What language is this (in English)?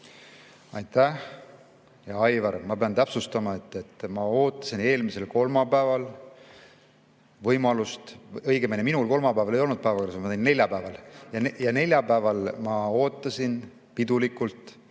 Estonian